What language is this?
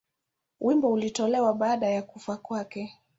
Swahili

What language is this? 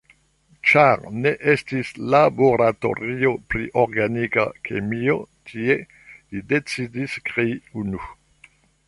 Esperanto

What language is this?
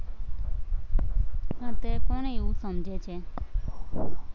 Gujarati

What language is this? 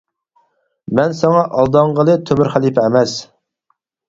Uyghur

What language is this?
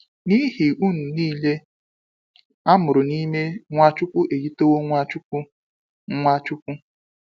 Igbo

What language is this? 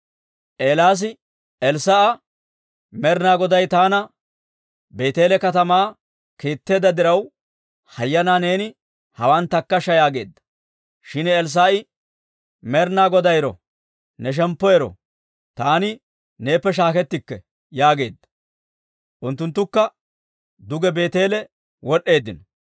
Dawro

